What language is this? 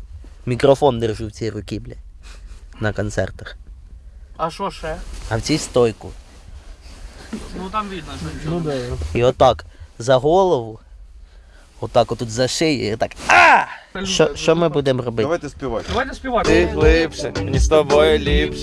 Ukrainian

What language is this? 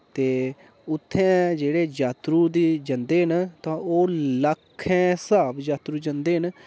Dogri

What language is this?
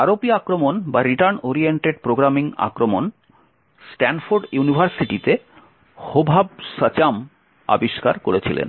Bangla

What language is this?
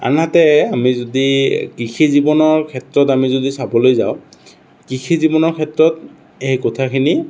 Assamese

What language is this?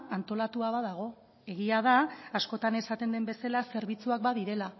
Basque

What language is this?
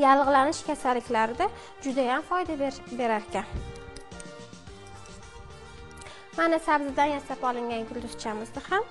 Turkish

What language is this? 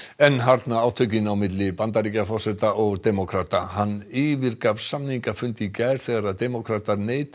Icelandic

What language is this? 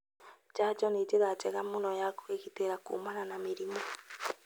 Kikuyu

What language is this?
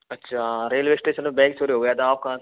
Hindi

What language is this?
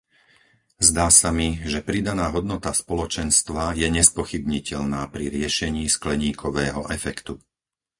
Slovak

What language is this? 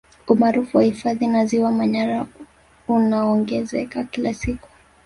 Swahili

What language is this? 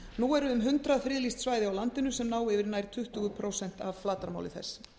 Icelandic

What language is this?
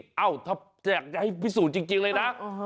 Thai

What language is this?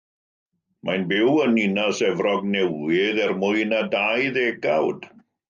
Welsh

